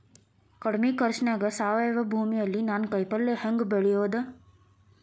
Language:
Kannada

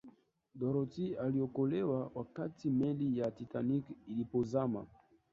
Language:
Swahili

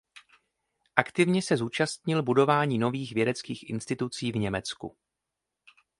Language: Czech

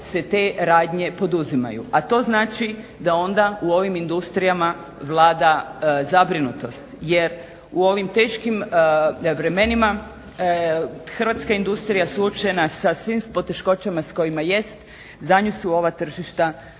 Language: Croatian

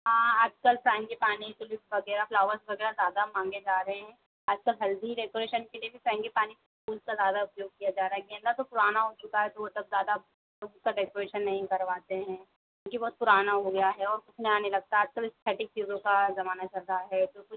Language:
Hindi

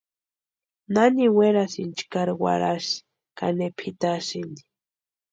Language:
Western Highland Purepecha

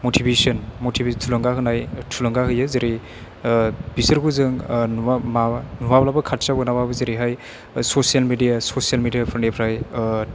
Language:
Bodo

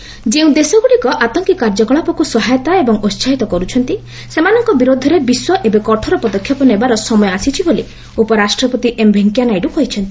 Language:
Odia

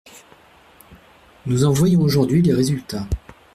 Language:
French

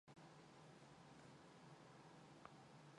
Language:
Mongolian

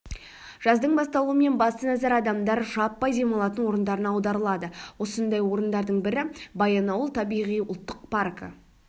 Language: Kazakh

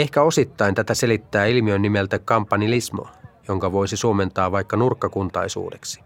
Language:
Finnish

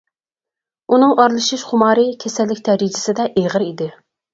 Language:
Uyghur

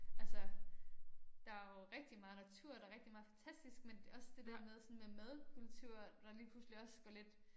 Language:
Danish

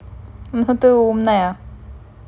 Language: Russian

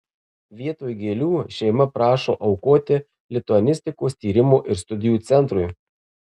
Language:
Lithuanian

